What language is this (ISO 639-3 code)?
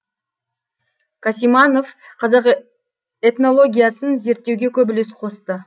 kaz